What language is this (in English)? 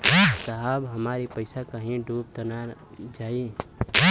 Bhojpuri